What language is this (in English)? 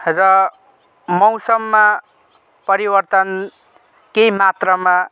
Nepali